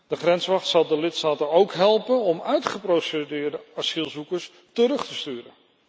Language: Dutch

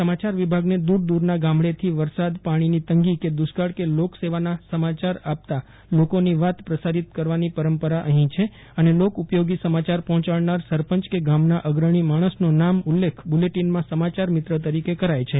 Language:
Gujarati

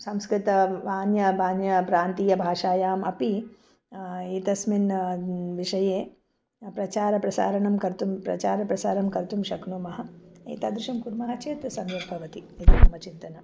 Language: Sanskrit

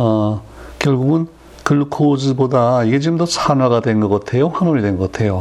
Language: Korean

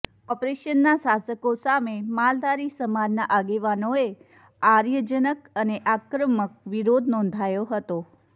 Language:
Gujarati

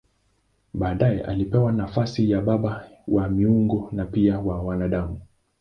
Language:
Swahili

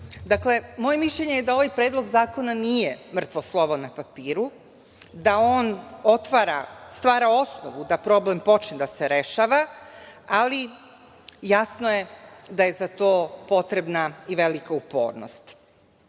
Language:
Serbian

